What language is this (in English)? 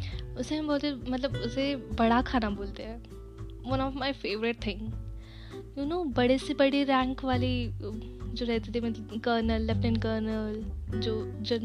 Hindi